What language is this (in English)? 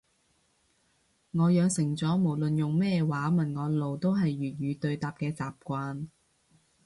Cantonese